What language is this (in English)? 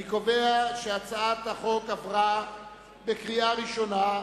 Hebrew